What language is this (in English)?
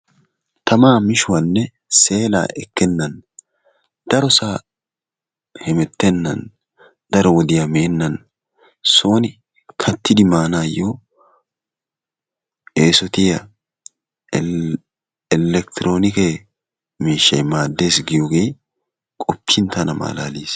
Wolaytta